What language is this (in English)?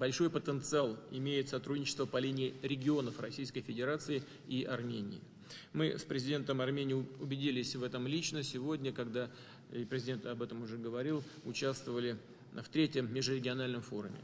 Russian